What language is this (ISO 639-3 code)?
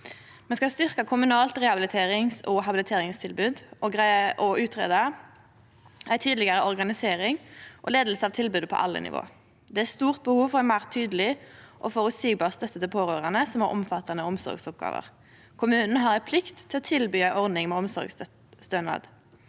nor